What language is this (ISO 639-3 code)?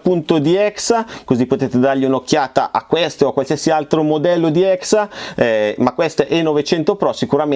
ita